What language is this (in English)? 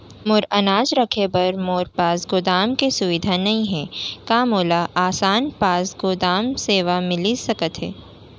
Chhattisgarhi